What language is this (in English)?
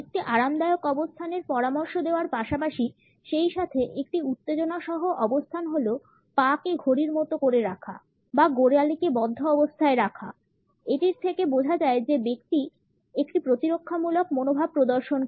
Bangla